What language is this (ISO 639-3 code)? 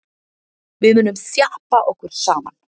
isl